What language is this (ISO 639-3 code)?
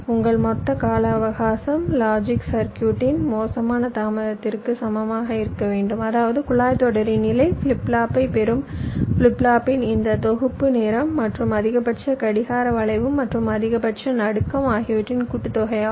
tam